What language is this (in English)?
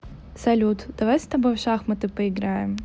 Russian